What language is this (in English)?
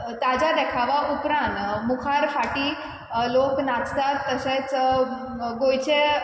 Konkani